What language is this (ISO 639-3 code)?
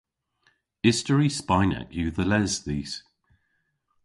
cor